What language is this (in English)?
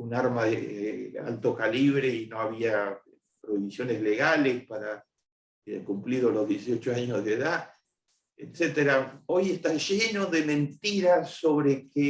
Spanish